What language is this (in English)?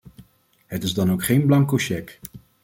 Dutch